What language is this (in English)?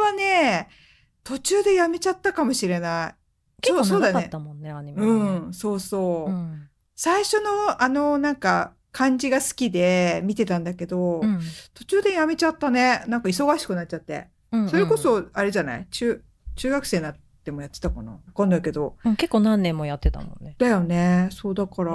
Japanese